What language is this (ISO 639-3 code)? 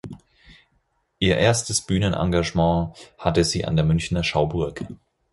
deu